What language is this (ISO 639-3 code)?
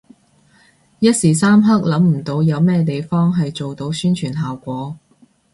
yue